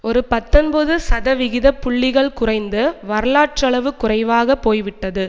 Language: Tamil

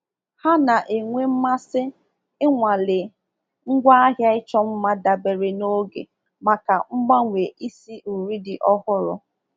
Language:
Igbo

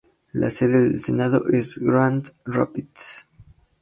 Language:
Spanish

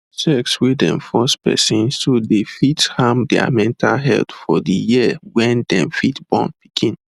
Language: Nigerian Pidgin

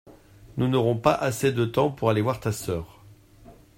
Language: French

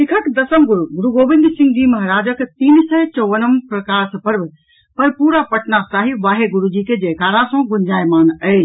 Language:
Maithili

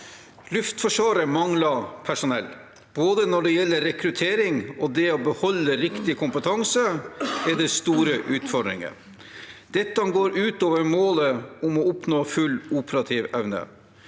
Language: Norwegian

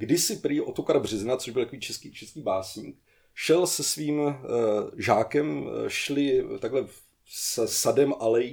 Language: Czech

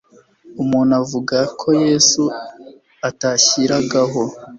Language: Kinyarwanda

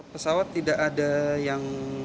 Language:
Indonesian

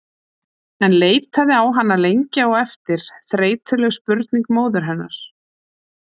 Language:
Icelandic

